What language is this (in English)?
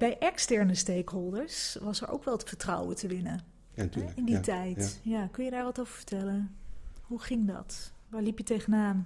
Dutch